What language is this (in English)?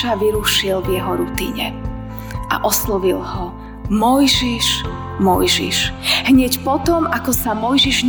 Slovak